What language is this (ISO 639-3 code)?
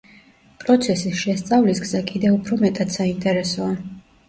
kat